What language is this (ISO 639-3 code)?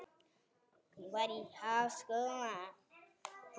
isl